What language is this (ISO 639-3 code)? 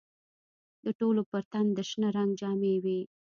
pus